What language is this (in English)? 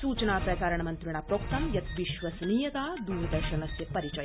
Sanskrit